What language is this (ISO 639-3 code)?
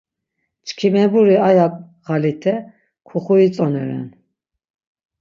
lzz